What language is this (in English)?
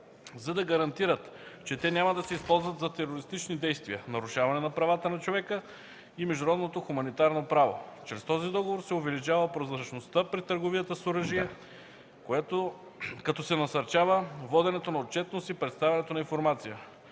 Bulgarian